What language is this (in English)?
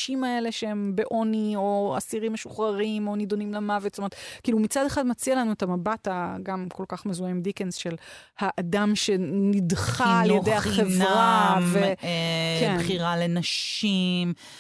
Hebrew